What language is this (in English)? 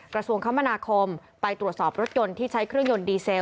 Thai